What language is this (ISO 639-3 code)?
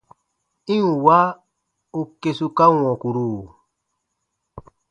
bba